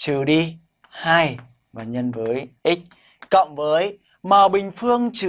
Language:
Vietnamese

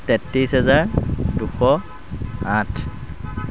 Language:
Assamese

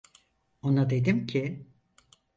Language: Turkish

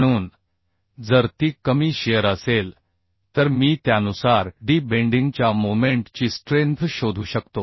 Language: Marathi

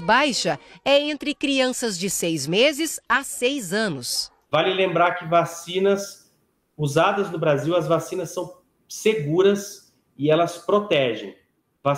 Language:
Portuguese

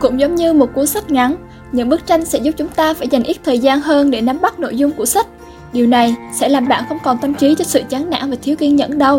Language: Vietnamese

